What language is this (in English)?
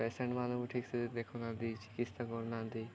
Odia